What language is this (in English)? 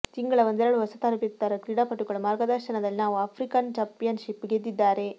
Kannada